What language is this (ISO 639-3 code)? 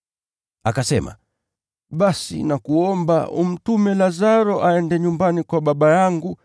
swa